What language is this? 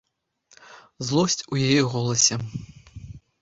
Belarusian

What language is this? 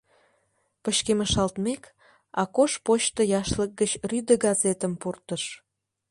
Mari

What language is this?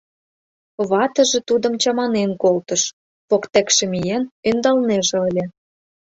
Mari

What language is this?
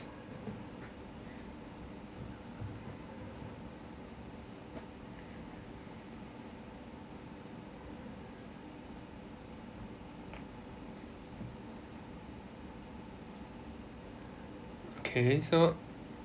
English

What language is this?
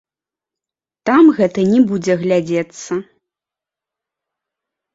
Belarusian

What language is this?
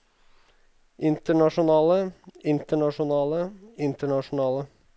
Norwegian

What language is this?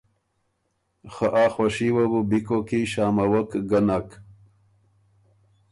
Ormuri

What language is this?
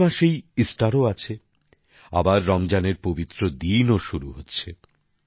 Bangla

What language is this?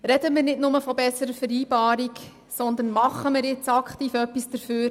Swiss German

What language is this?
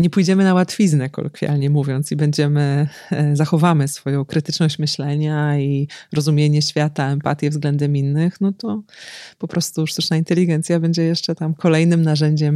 Polish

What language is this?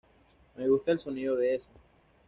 Spanish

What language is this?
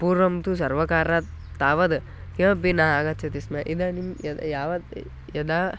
Sanskrit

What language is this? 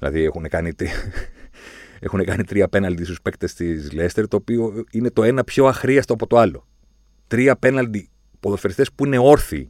Greek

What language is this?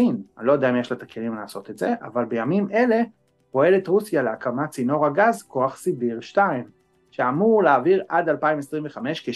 Hebrew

